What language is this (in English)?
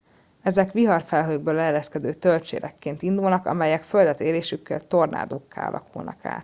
Hungarian